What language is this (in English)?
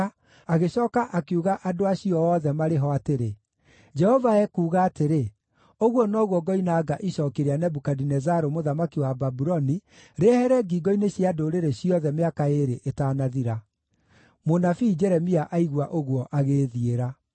Kikuyu